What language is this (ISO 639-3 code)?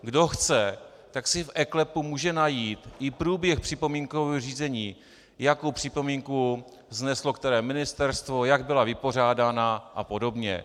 ces